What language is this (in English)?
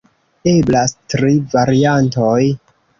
Esperanto